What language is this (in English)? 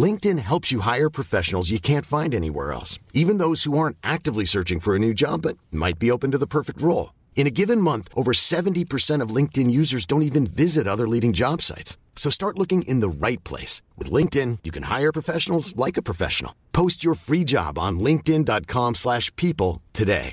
Filipino